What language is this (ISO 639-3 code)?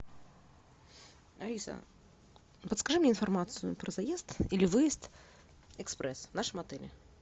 rus